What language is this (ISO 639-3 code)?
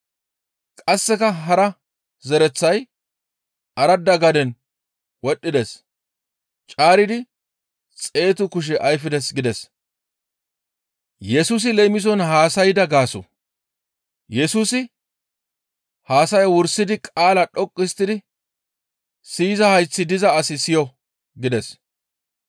gmv